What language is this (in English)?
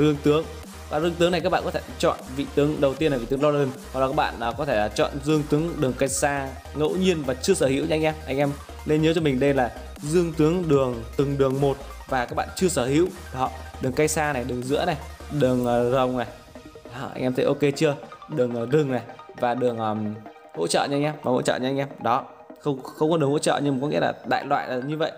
Vietnamese